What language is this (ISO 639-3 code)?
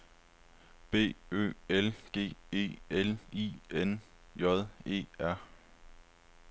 dan